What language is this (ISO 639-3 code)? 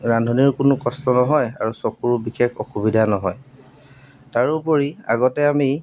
asm